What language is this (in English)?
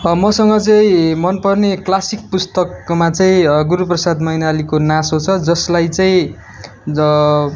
Nepali